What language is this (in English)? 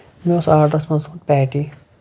Kashmiri